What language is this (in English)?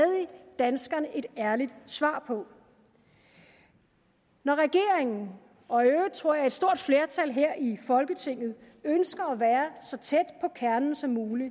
Danish